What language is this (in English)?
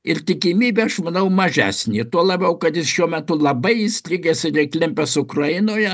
Lithuanian